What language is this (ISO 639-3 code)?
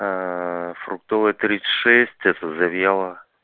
rus